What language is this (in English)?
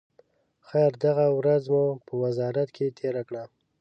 Pashto